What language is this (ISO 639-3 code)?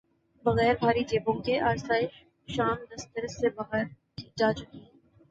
urd